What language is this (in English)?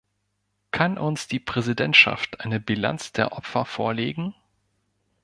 German